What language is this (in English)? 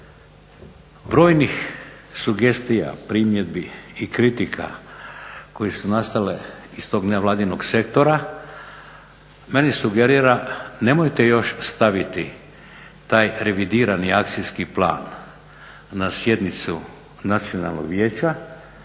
Croatian